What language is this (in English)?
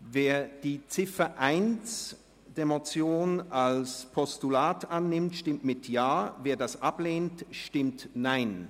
Swiss German